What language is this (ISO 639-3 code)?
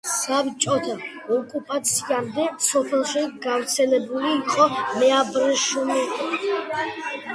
kat